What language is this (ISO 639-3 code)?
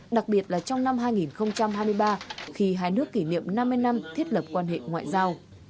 vie